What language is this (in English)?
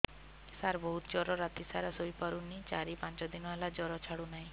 Odia